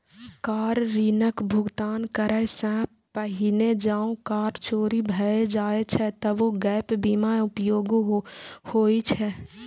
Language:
Maithili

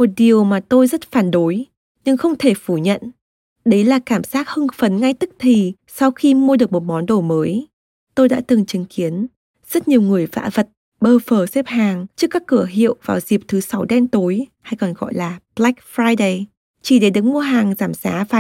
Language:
Vietnamese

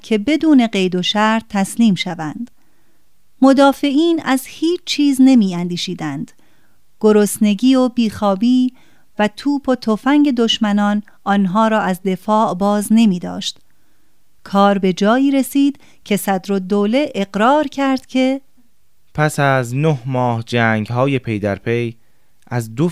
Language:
Persian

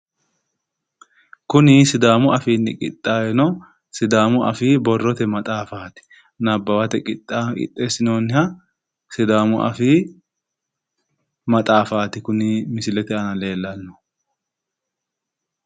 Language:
Sidamo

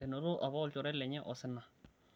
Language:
Masai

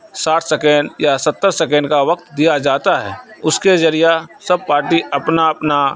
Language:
Urdu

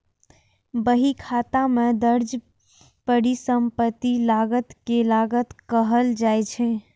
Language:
Maithili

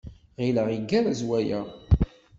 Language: Kabyle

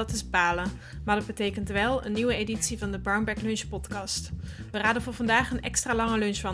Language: Dutch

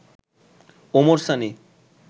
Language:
Bangla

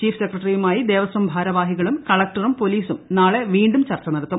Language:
Malayalam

